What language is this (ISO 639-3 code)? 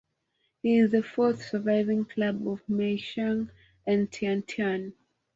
eng